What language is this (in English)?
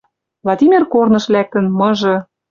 Western Mari